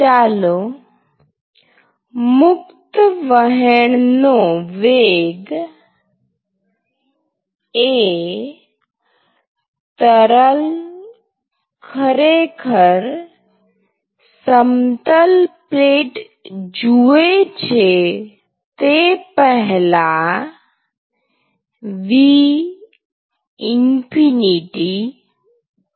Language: Gujarati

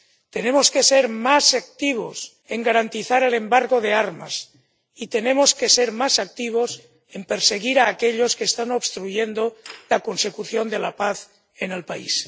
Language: Spanish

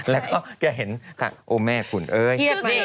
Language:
Thai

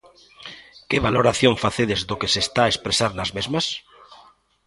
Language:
Galician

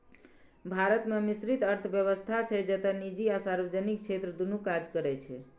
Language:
Maithili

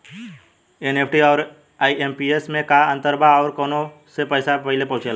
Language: Bhojpuri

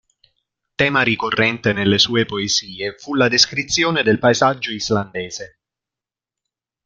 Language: Italian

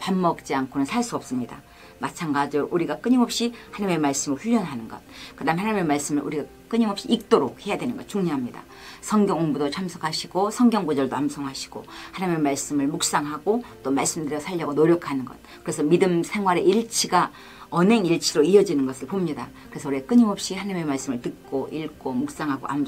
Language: Korean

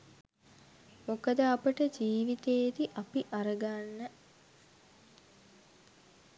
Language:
Sinhala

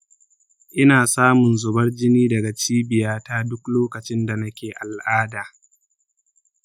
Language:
Hausa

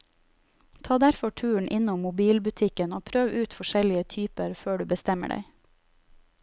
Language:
Norwegian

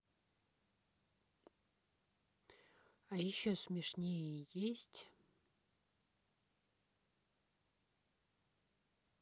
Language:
Russian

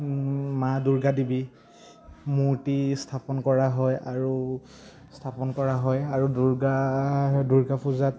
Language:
Assamese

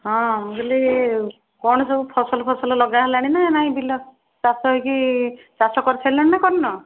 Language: Odia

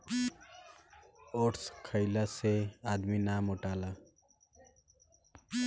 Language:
Bhojpuri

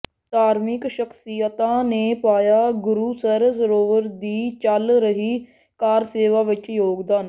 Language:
Punjabi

